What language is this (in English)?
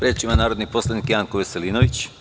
Serbian